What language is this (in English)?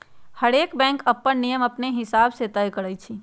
Magahi